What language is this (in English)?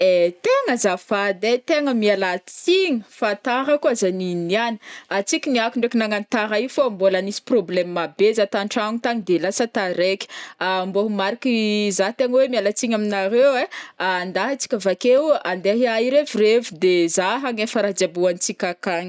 Northern Betsimisaraka Malagasy